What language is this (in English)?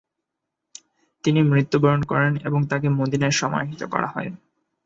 Bangla